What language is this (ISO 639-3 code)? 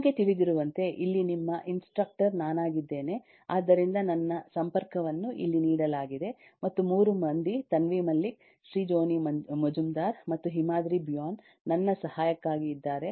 kan